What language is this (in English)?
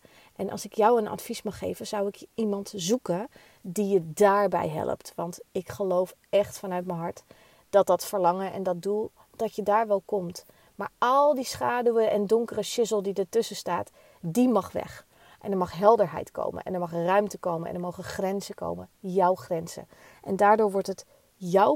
Dutch